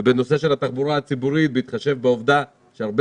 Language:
Hebrew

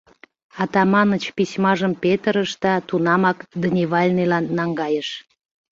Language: Mari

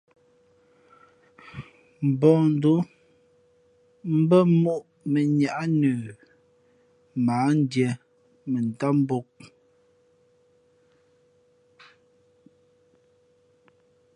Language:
Fe'fe'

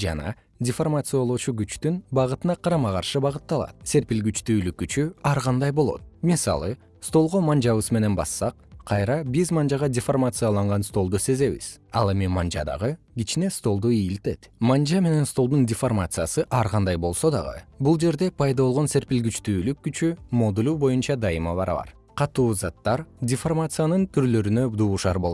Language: Kyrgyz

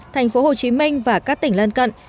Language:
Vietnamese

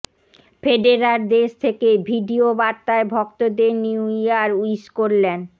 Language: Bangla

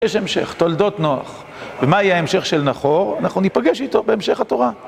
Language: Hebrew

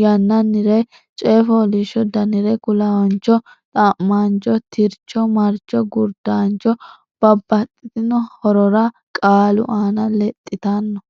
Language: Sidamo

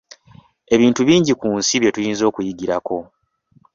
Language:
Ganda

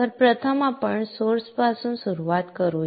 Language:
Marathi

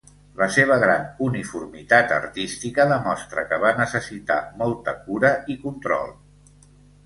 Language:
Catalan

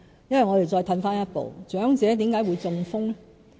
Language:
Cantonese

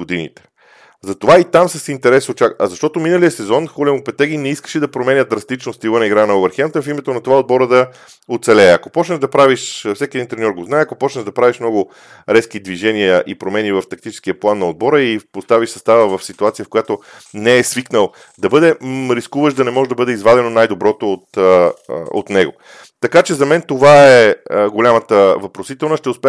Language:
Bulgarian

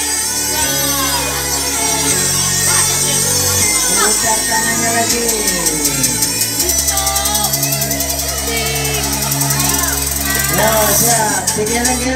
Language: Indonesian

